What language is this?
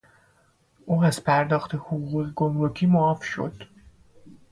Persian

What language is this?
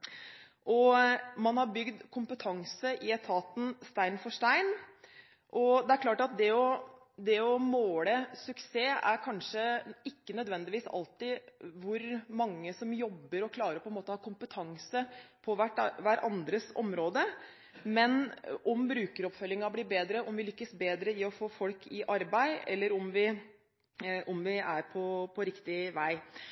Norwegian Bokmål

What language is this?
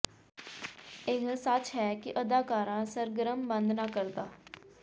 Punjabi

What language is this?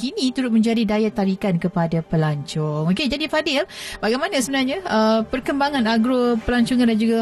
Malay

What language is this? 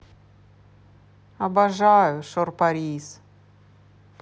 Russian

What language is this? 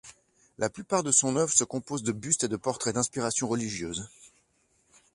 French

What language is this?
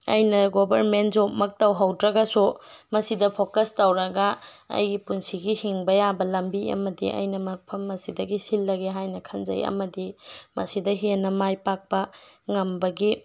Manipuri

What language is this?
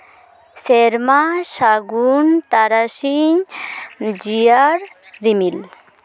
Santali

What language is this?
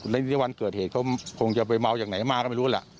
Thai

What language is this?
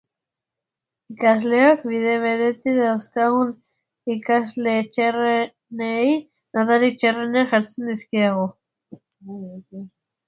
Basque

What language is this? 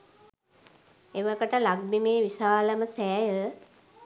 Sinhala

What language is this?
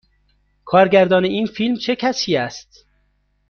Persian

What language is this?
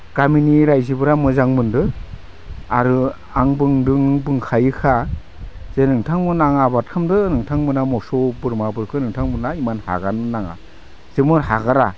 Bodo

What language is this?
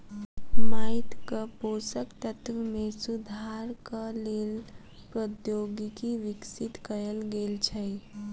Maithili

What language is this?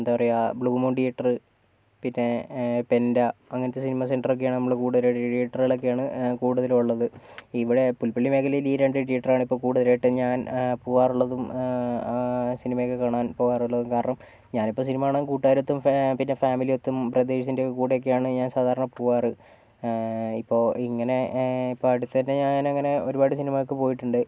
Malayalam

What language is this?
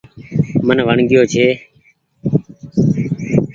Goaria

